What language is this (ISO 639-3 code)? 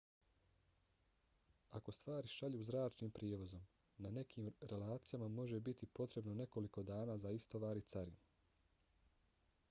bos